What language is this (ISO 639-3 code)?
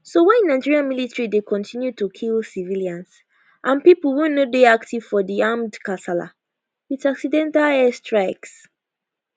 pcm